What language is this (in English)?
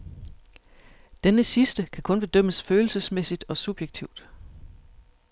Danish